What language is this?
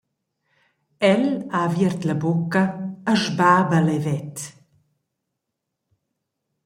Romansh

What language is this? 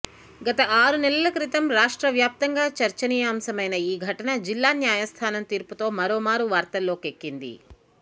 Telugu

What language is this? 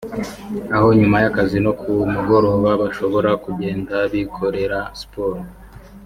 Kinyarwanda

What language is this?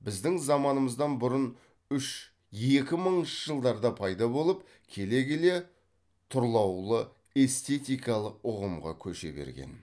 Kazakh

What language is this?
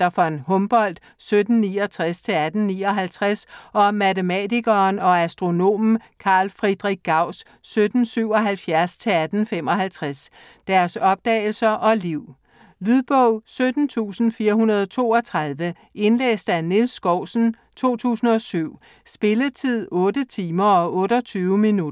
Danish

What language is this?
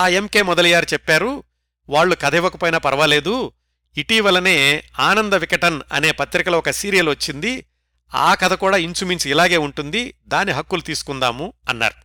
Telugu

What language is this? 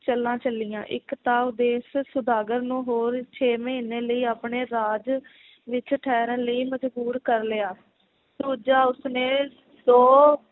Punjabi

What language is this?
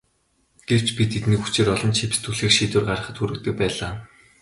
Mongolian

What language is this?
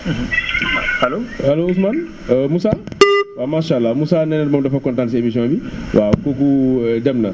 Wolof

